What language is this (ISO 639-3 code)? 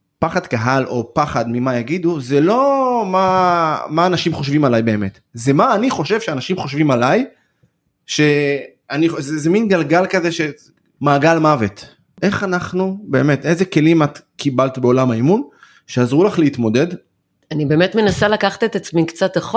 heb